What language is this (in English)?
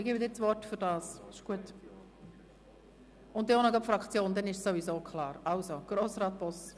Swiss German